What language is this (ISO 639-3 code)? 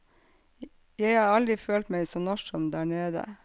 nor